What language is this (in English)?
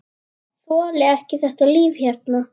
Icelandic